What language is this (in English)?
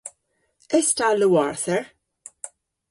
Cornish